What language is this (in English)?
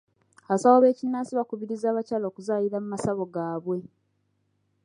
Ganda